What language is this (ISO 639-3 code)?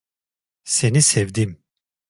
tur